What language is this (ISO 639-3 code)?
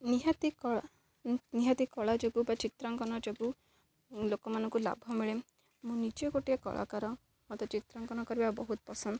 ori